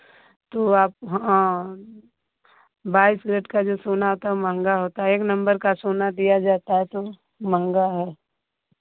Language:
Hindi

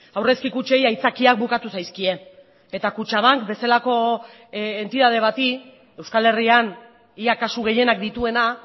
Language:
Basque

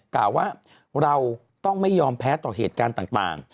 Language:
Thai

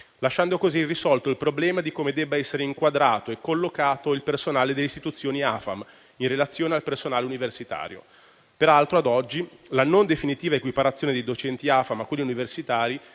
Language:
Italian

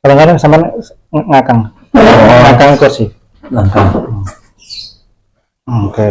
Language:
Indonesian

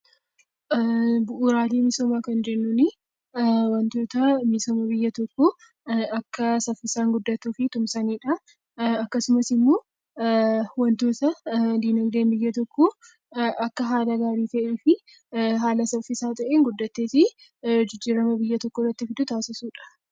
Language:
Oromo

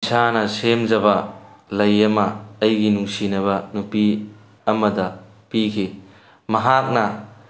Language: Manipuri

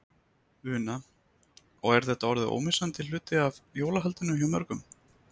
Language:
Icelandic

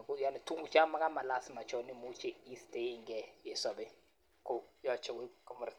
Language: Kalenjin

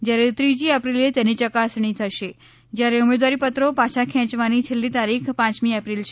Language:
Gujarati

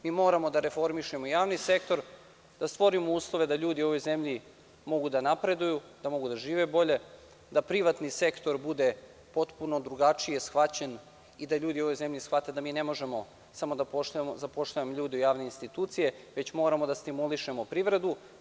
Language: Serbian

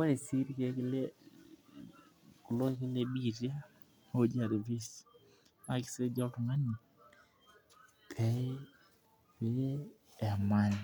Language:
Masai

